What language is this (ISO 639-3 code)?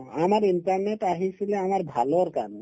asm